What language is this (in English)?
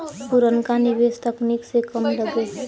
Bhojpuri